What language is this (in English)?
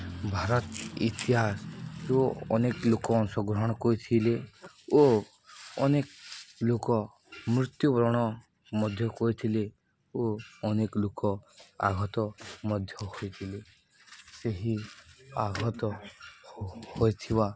Odia